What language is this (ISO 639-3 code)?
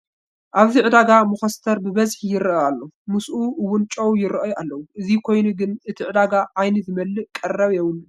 tir